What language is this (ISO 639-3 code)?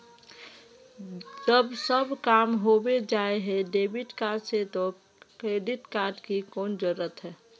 mag